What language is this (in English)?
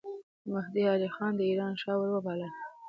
Pashto